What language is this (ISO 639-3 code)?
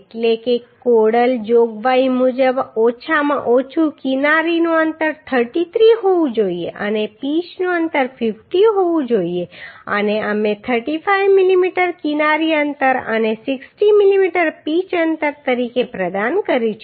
guj